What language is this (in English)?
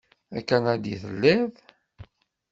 Kabyle